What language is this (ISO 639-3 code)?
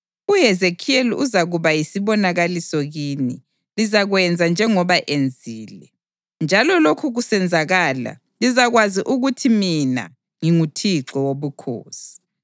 nde